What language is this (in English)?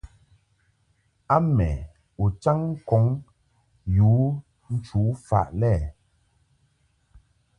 Mungaka